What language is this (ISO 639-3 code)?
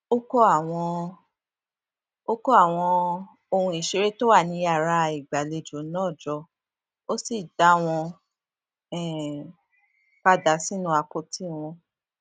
yor